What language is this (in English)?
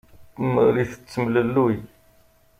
Kabyle